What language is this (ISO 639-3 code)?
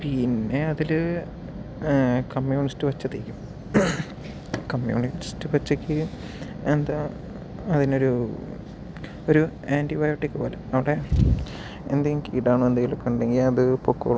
mal